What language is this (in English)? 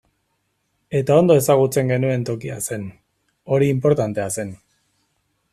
Basque